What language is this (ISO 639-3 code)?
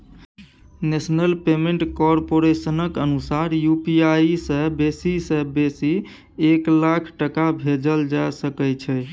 mai